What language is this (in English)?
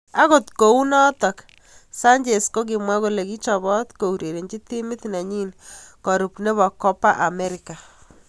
Kalenjin